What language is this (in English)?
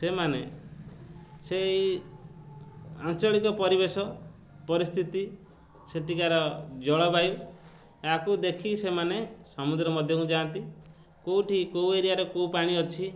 Odia